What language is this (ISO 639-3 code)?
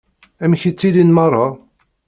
kab